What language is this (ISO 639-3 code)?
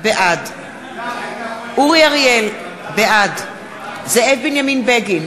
heb